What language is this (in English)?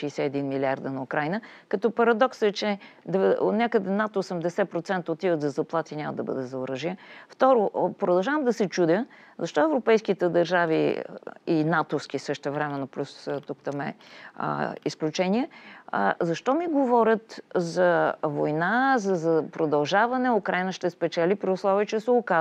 Bulgarian